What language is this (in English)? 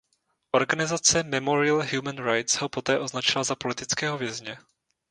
Czech